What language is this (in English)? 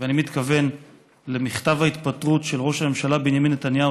Hebrew